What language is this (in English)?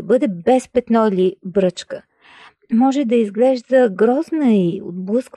Bulgarian